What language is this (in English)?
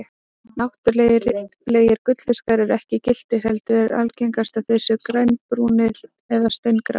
Icelandic